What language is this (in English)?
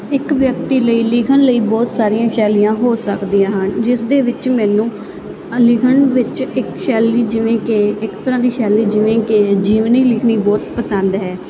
Punjabi